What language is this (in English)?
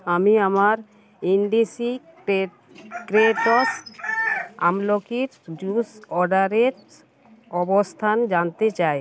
Bangla